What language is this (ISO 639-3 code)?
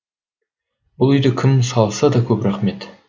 kaz